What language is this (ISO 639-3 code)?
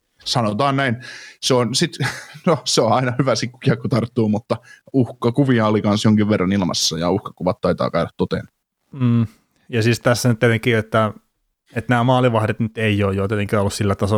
fin